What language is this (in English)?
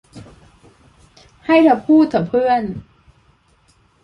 Thai